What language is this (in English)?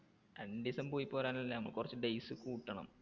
Malayalam